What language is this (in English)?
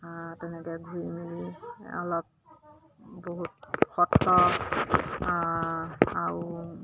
Assamese